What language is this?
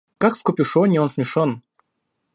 Russian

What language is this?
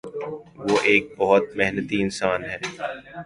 Urdu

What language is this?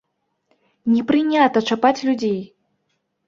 Belarusian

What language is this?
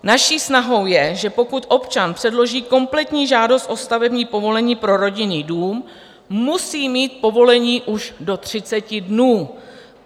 Czech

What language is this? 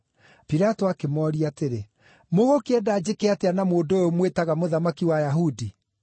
Kikuyu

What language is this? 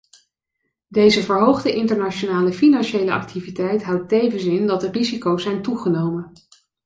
Dutch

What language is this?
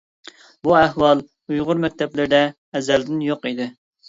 Uyghur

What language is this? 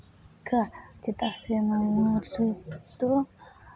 Santali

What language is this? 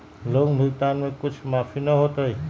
Magahi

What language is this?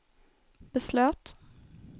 Swedish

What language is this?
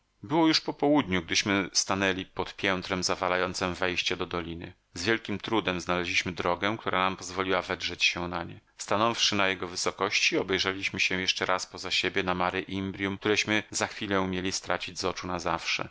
Polish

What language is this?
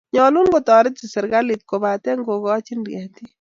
Kalenjin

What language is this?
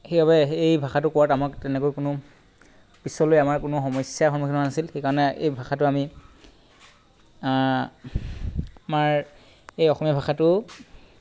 Assamese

